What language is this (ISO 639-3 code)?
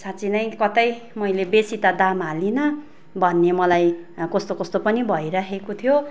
nep